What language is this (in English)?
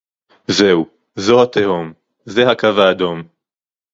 Hebrew